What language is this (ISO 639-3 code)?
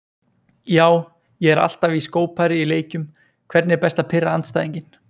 isl